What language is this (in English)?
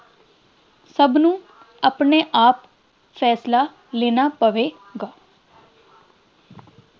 Punjabi